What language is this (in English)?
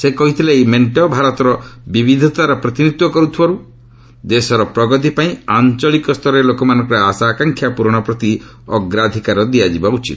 Odia